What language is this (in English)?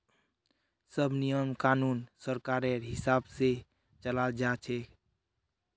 Magahi